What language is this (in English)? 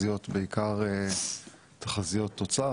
Hebrew